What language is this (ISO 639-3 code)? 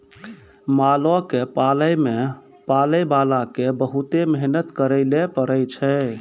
mai